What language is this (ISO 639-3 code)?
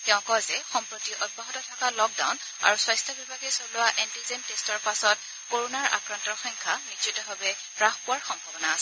asm